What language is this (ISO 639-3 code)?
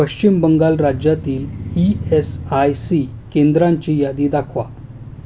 mar